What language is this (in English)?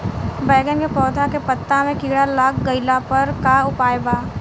Bhojpuri